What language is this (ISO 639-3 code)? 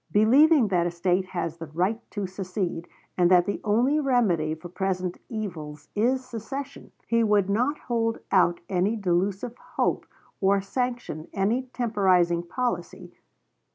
eng